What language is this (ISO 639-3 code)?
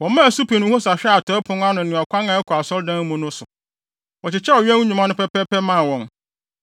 aka